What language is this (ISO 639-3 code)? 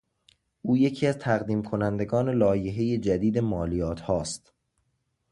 fas